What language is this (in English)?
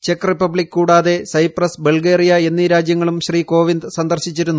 Malayalam